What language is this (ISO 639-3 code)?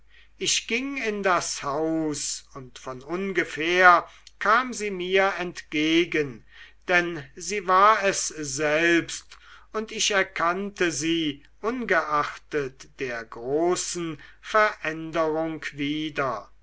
deu